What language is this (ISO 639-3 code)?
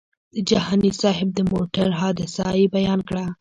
pus